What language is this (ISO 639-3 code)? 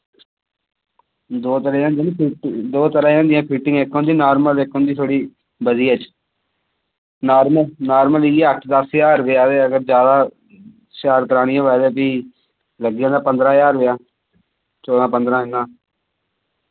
doi